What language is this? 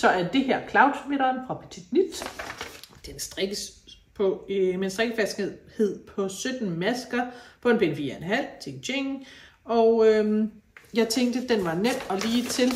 Danish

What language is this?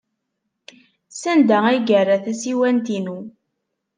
Kabyle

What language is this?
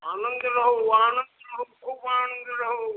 Maithili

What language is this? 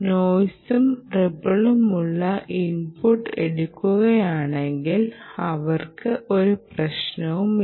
Malayalam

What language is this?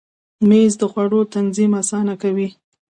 Pashto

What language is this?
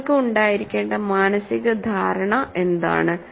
Malayalam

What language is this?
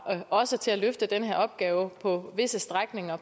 Danish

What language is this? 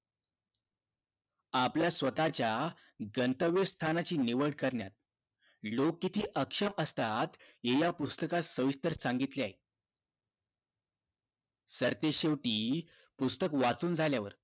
Marathi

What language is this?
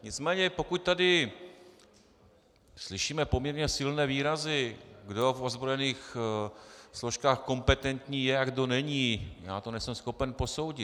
Czech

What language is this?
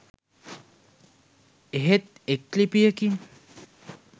Sinhala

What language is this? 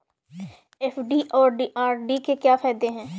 Hindi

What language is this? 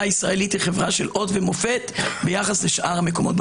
Hebrew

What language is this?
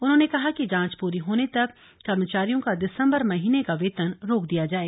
Hindi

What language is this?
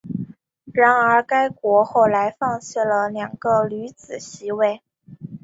Chinese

